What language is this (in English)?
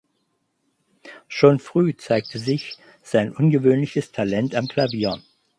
German